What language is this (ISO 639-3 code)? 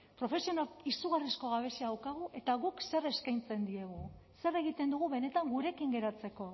eus